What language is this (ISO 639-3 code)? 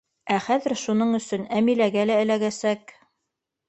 bak